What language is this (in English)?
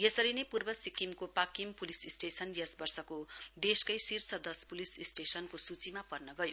Nepali